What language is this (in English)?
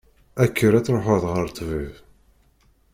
Kabyle